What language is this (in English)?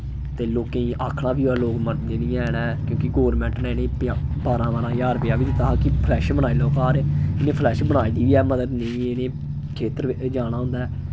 Dogri